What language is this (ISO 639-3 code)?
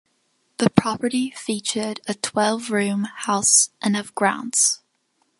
eng